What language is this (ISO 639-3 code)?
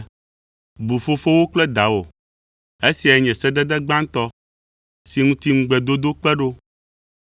ewe